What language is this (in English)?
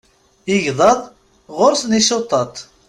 Kabyle